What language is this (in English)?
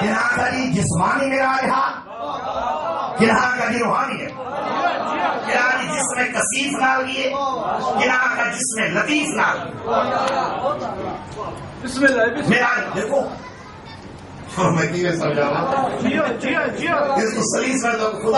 Arabic